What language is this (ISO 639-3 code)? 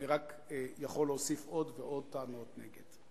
heb